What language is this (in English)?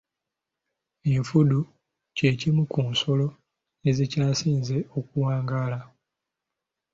Ganda